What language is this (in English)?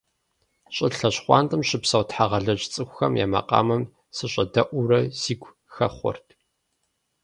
Kabardian